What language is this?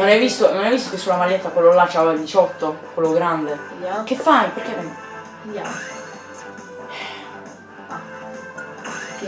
Italian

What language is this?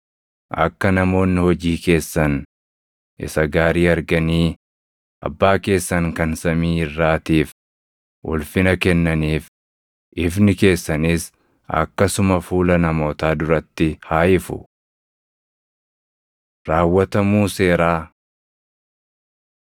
Oromo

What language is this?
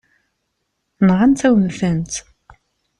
Kabyle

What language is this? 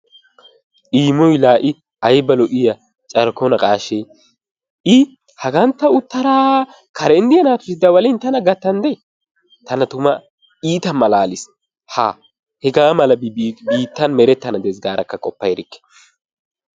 Wolaytta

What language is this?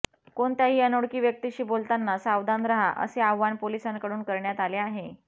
Marathi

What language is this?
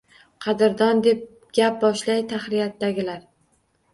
Uzbek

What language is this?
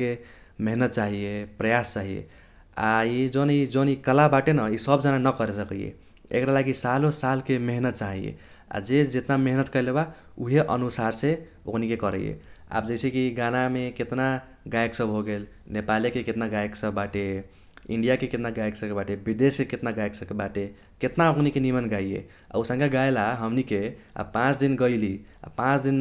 Kochila Tharu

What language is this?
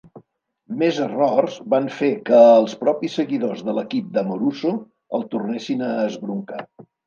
Catalan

